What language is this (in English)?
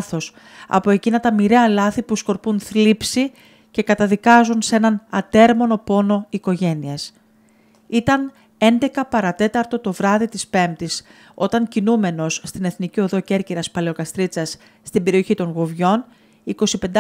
Greek